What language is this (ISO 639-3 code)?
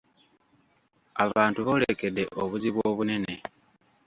lug